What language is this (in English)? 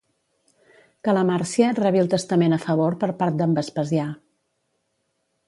Catalan